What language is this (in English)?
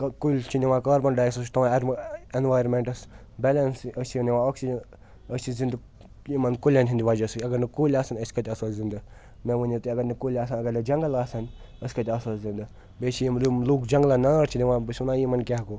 Kashmiri